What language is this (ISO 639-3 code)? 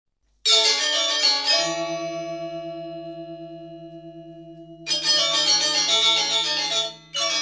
ind